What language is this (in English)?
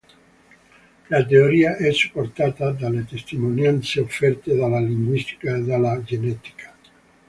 Italian